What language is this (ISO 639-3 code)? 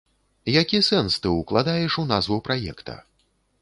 bel